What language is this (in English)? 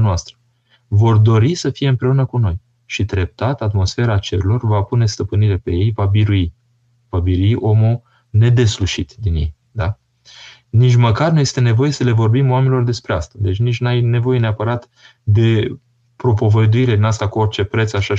Romanian